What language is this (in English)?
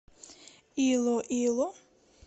Russian